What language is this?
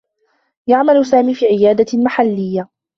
Arabic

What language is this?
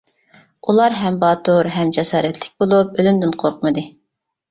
Uyghur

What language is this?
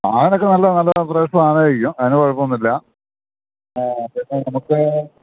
Malayalam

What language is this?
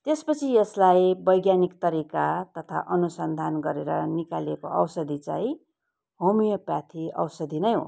Nepali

